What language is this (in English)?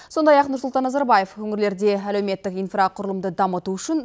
Kazakh